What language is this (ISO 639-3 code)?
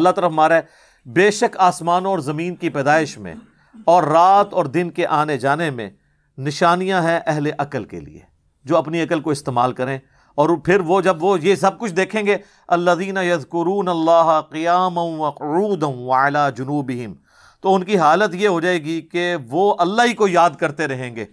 urd